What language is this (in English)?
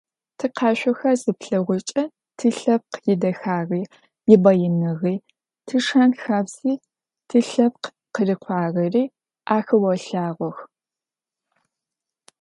Adyghe